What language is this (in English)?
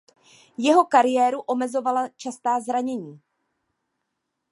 Czech